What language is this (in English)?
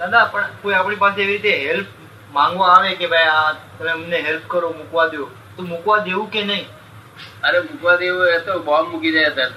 Gujarati